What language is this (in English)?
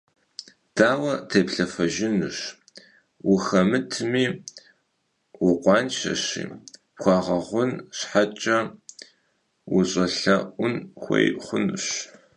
Kabardian